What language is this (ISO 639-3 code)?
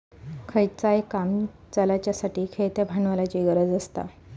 mar